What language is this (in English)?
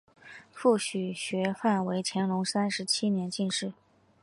Chinese